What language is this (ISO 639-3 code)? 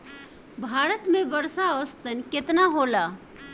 bho